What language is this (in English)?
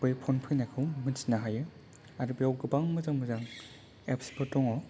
Bodo